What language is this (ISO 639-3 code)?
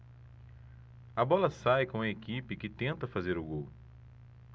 por